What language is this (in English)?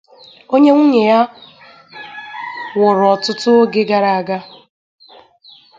Igbo